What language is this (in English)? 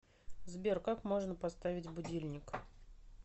Russian